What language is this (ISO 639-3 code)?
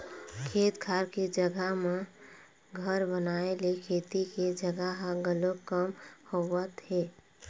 hne